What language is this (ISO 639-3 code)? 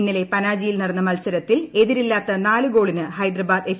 mal